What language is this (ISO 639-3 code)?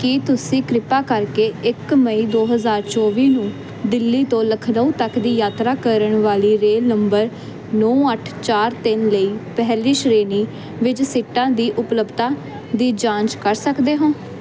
pan